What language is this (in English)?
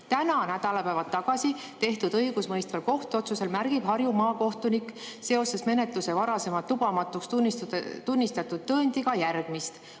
Estonian